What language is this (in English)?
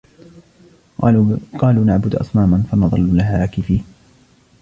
Arabic